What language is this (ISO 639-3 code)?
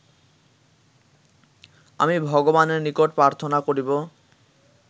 ben